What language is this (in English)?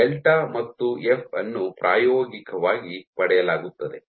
Kannada